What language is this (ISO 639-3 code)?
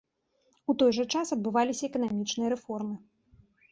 bel